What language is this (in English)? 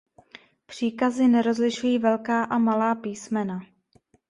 Czech